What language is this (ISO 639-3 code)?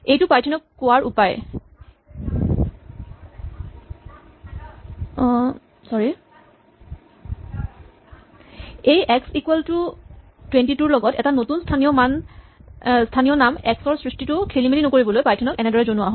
asm